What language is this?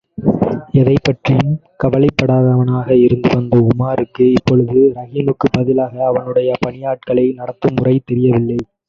Tamil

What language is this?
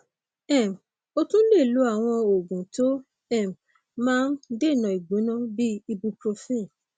Yoruba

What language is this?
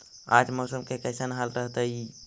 Magahi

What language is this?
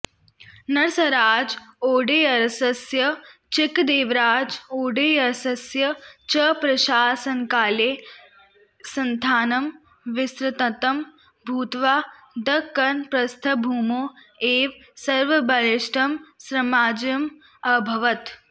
Sanskrit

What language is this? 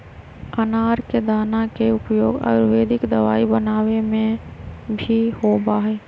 Magahi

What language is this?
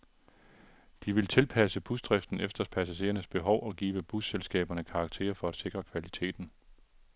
Danish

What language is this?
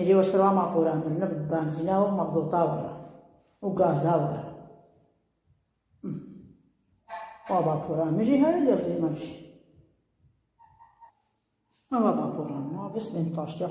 Arabic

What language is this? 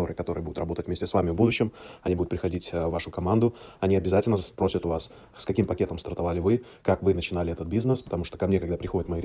Russian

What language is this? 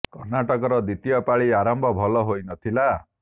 Odia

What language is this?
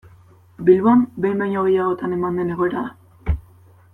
Basque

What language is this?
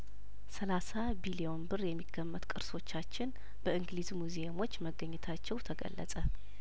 Amharic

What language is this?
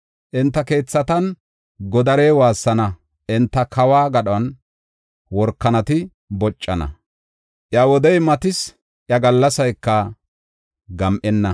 Gofa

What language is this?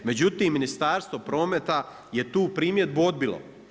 Croatian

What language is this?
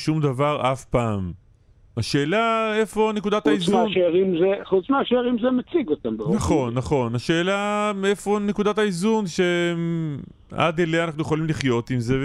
Hebrew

